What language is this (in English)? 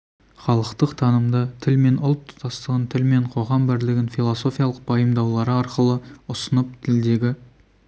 Kazakh